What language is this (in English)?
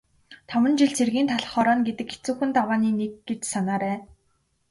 Mongolian